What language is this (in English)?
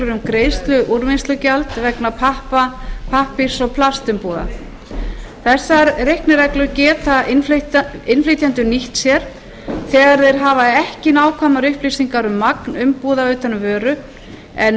Icelandic